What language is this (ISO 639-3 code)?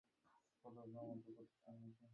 ben